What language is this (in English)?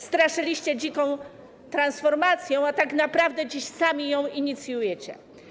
Polish